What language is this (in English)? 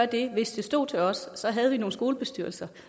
Danish